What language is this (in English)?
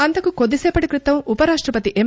Telugu